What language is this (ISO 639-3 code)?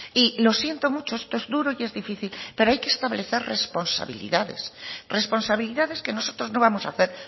spa